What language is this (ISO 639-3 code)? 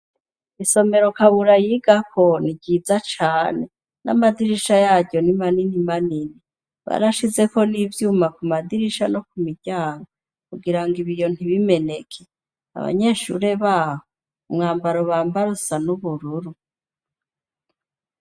run